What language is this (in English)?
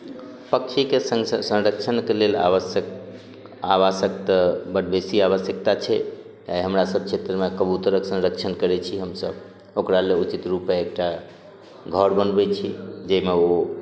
Maithili